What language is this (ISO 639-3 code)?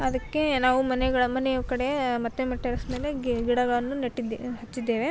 kan